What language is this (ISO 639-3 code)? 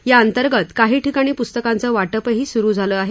mar